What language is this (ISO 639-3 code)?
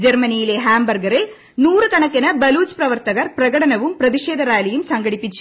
mal